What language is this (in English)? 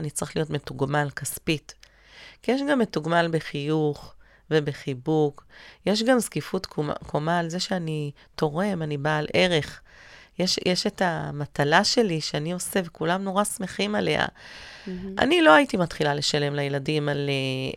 Hebrew